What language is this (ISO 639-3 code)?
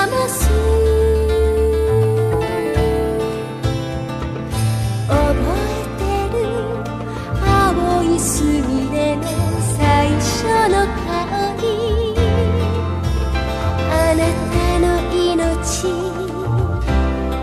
kor